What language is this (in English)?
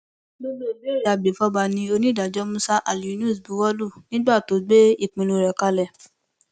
Yoruba